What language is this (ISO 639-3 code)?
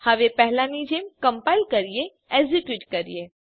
guj